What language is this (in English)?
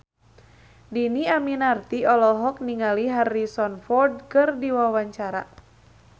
Sundanese